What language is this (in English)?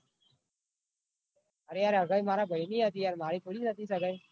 Gujarati